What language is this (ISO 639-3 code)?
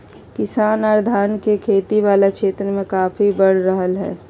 mag